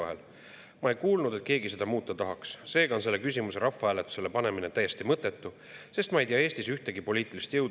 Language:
Estonian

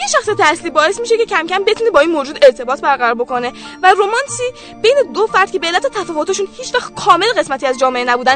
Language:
Persian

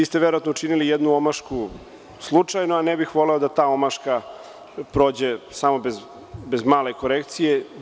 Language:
Serbian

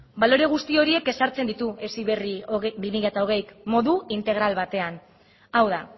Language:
Basque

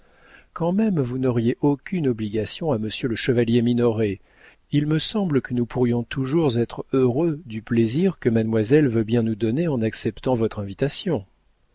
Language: French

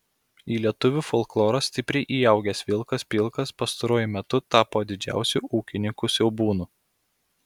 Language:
Lithuanian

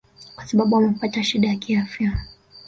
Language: Swahili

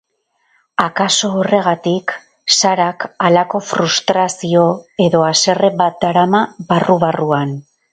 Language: Basque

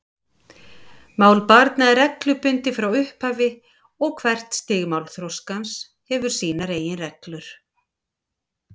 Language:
Icelandic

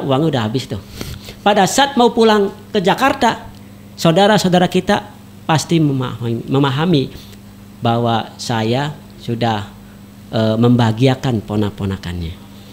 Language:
Indonesian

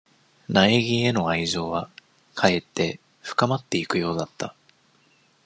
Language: Japanese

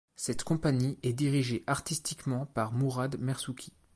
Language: French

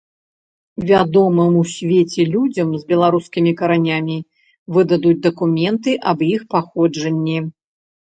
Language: Belarusian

